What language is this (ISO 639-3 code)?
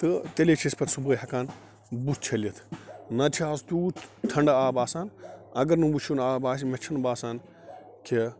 kas